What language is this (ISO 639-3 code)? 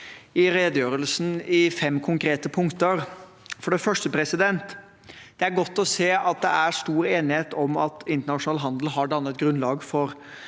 nor